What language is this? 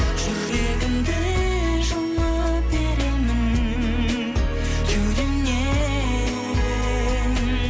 Kazakh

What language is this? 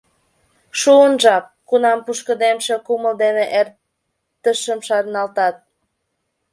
Mari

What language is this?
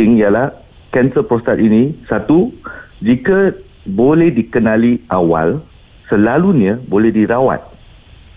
Malay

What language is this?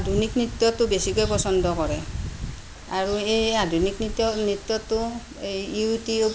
Assamese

